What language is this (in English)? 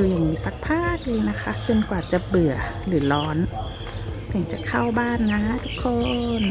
Thai